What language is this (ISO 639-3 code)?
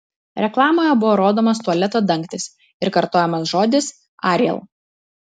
lit